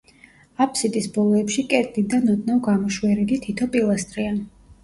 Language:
Georgian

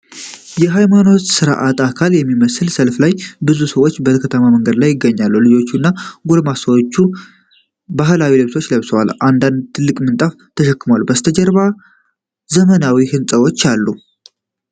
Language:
Amharic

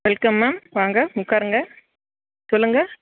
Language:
Tamil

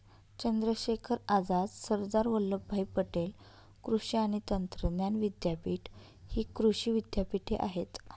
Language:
Marathi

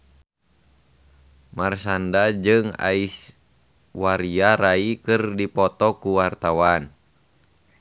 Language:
Sundanese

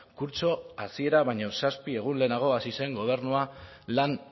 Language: Basque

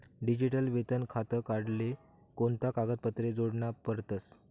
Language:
Marathi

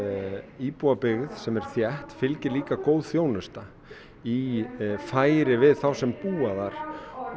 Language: Icelandic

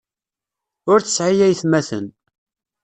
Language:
Kabyle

